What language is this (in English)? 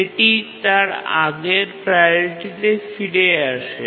Bangla